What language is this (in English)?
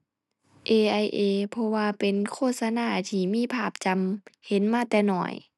Thai